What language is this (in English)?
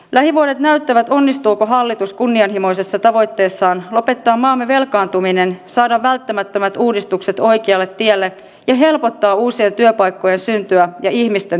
Finnish